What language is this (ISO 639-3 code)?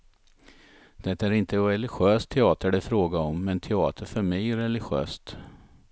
swe